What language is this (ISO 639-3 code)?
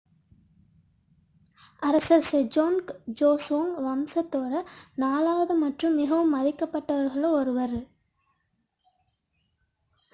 tam